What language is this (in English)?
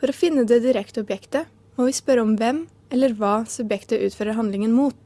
Norwegian